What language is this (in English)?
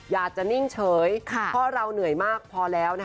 Thai